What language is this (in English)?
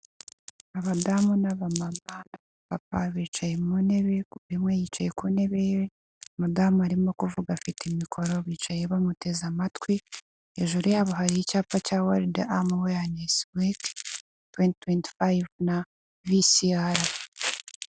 Kinyarwanda